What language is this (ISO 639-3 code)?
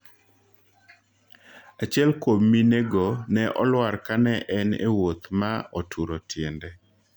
luo